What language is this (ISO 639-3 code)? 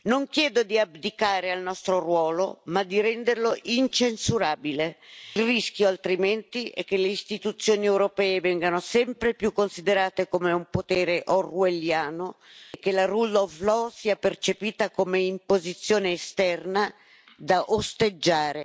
ita